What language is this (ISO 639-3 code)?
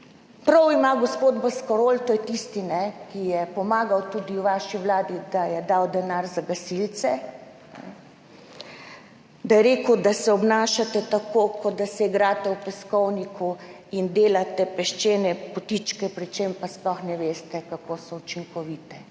slv